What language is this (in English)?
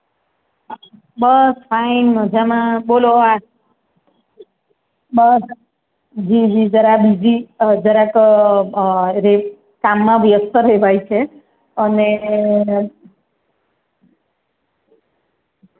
Gujarati